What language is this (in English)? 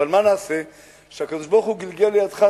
Hebrew